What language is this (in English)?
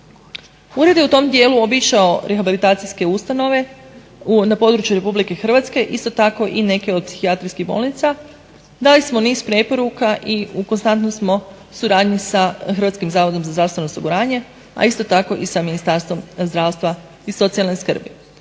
Croatian